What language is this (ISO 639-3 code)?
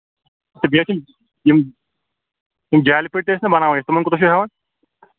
kas